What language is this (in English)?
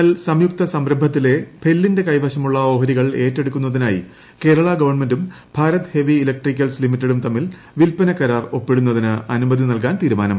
Malayalam